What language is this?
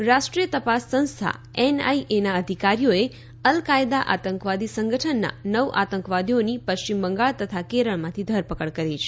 Gujarati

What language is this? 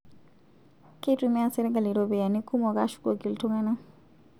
Masai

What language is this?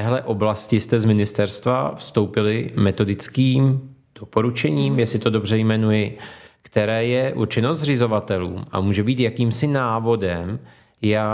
Czech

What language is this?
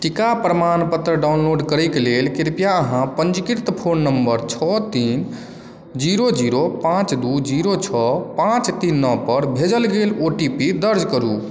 Maithili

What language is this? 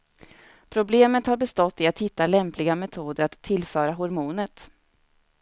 Swedish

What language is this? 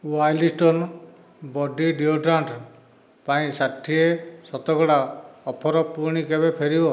Odia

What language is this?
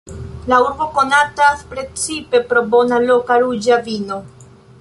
Esperanto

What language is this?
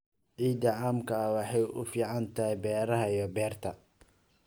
Somali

